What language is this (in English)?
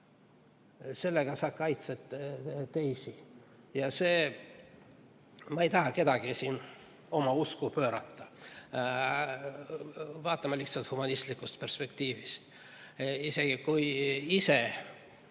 Estonian